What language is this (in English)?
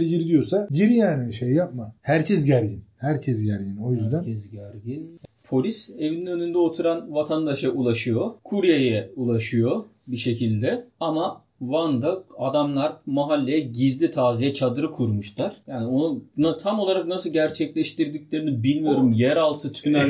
Turkish